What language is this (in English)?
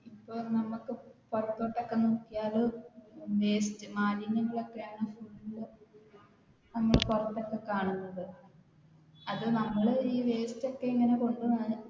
Malayalam